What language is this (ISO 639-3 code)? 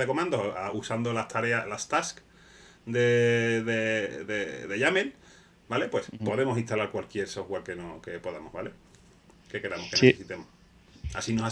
spa